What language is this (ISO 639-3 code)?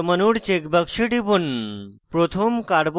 ben